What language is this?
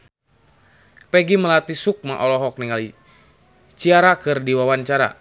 Sundanese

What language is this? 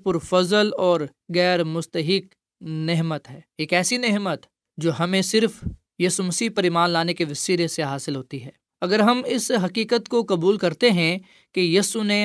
Urdu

